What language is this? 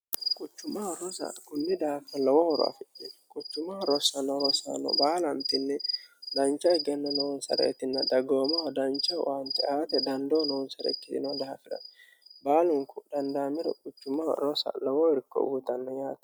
Sidamo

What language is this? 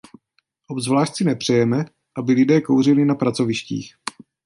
Czech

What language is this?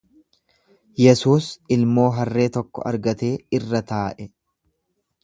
Oromo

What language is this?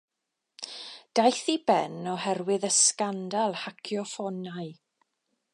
Welsh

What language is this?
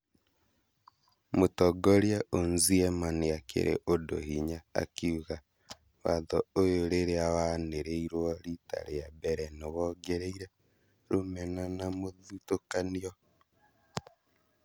Kikuyu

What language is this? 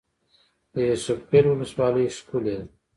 Pashto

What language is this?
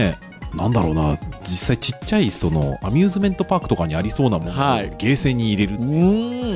Japanese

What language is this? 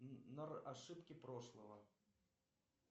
Russian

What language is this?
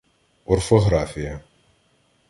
Ukrainian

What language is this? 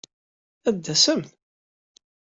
Kabyle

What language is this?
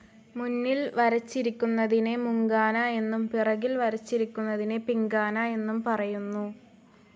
Malayalam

